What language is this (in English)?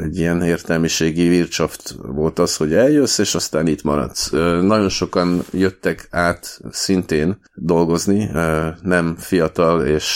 Hungarian